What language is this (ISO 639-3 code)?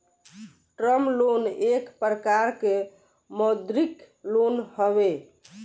bho